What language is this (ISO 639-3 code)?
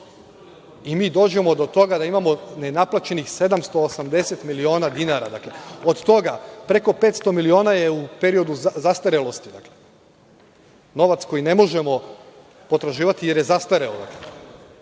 srp